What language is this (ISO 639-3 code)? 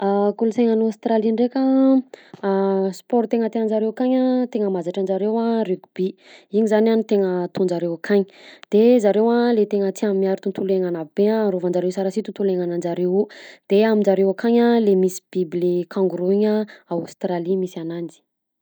bzc